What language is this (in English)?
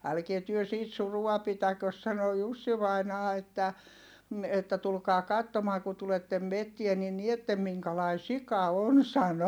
Finnish